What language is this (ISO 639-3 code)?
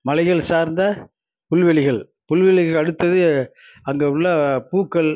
tam